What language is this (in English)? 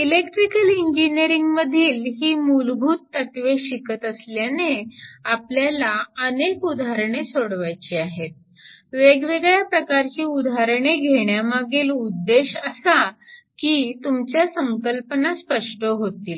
Marathi